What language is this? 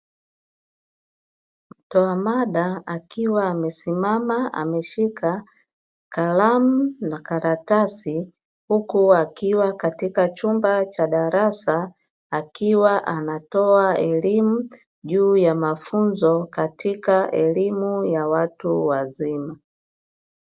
Swahili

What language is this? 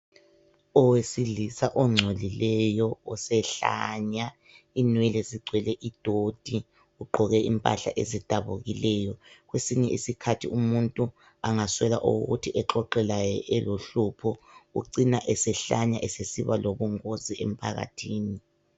North Ndebele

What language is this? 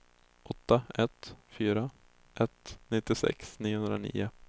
Swedish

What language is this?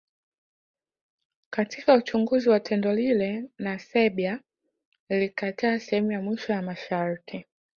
Swahili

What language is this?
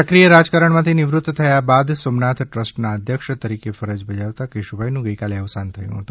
Gujarati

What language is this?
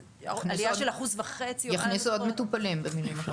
Hebrew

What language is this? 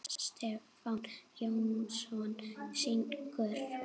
Icelandic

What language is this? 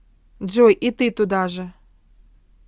Russian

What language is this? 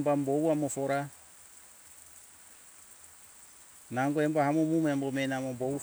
Hunjara-Kaina Ke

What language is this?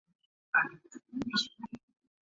Chinese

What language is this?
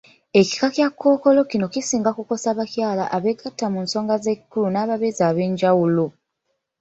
Ganda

